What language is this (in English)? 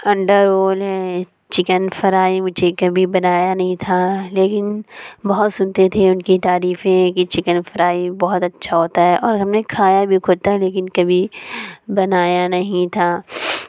Urdu